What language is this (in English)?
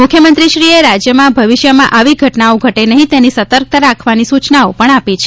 Gujarati